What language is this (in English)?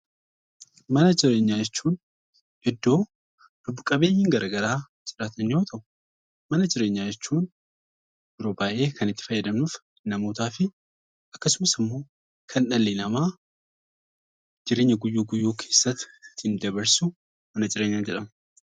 Oromo